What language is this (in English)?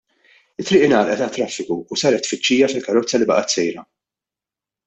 Maltese